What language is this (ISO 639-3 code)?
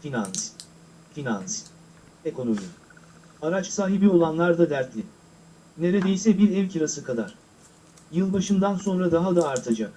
tur